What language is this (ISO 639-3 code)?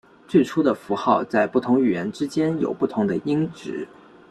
zho